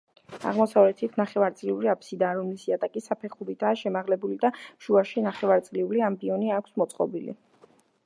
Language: Georgian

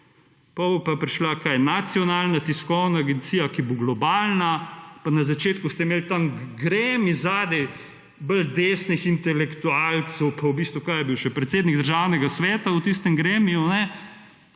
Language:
Slovenian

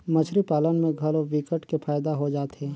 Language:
Chhattisgarhi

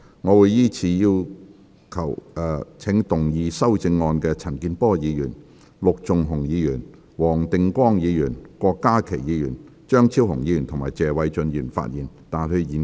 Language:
Cantonese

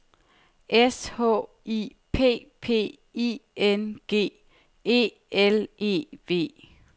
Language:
Danish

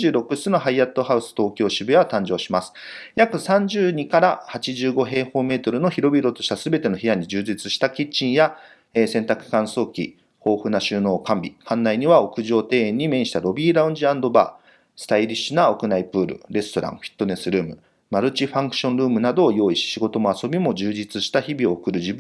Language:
Japanese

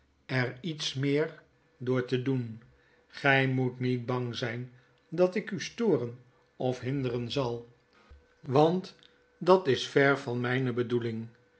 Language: Dutch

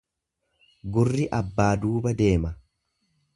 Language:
Oromo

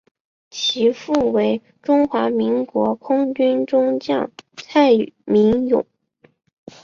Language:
Chinese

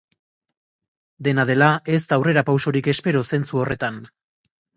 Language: Basque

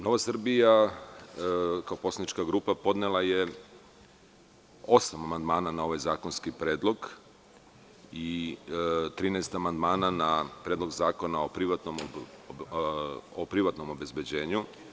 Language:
Serbian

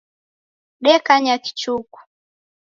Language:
Taita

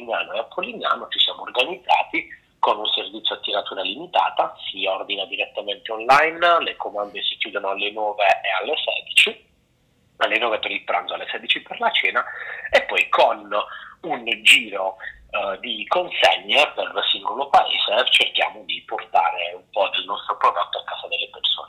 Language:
Italian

